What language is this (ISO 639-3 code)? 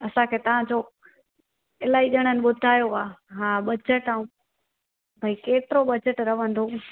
snd